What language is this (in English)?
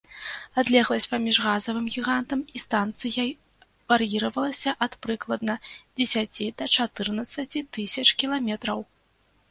Belarusian